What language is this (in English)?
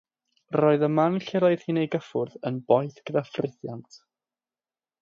Welsh